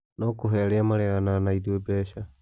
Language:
Kikuyu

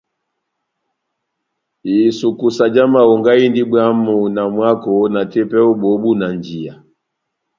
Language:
Batanga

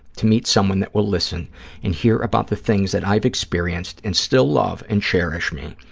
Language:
English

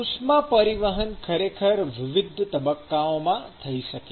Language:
Gujarati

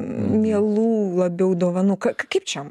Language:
Lithuanian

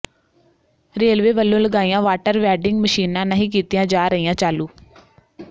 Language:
Punjabi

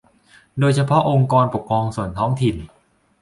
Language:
Thai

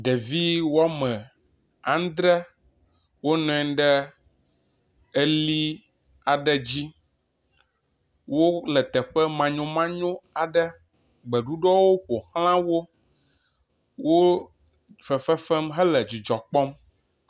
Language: Ewe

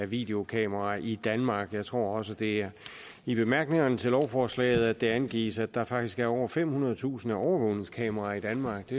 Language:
Danish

